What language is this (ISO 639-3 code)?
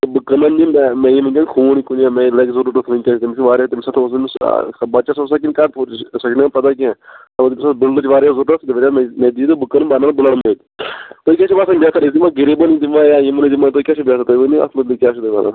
kas